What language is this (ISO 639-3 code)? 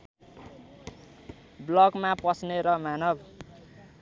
nep